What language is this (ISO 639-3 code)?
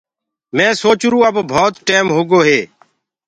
ggg